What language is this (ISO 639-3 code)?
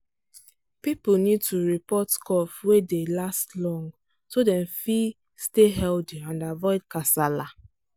pcm